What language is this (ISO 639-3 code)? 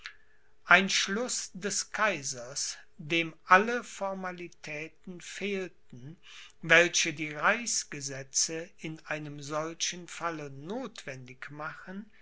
deu